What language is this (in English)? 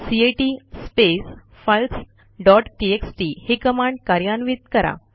Marathi